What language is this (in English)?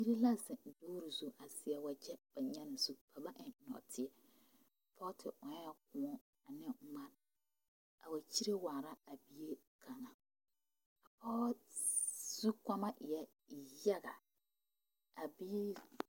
Southern Dagaare